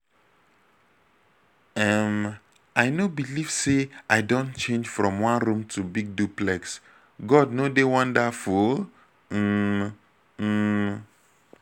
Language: Nigerian Pidgin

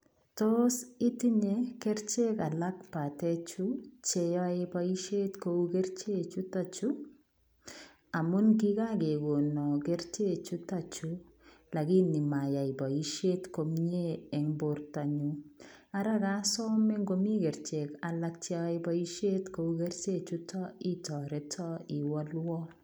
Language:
Kalenjin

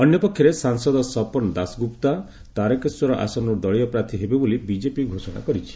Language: Odia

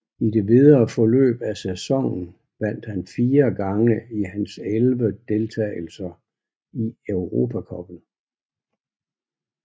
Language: Danish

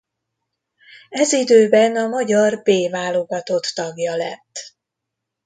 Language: Hungarian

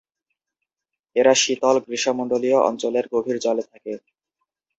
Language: Bangla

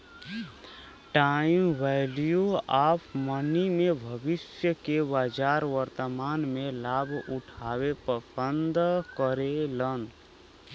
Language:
Bhojpuri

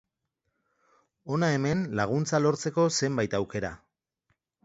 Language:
Basque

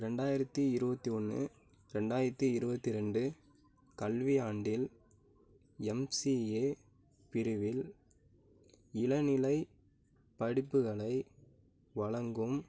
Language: Tamil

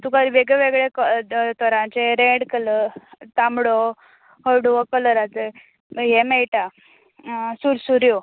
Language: Konkani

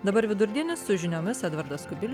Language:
Lithuanian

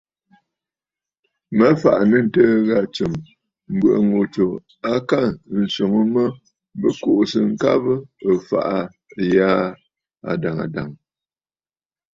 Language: Bafut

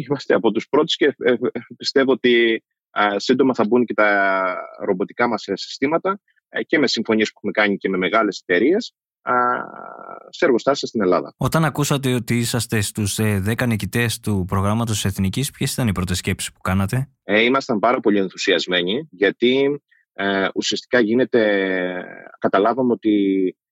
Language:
Greek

